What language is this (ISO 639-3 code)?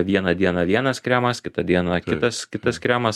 lit